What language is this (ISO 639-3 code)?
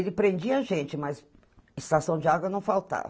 por